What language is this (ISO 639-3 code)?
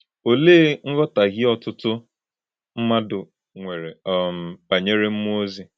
ibo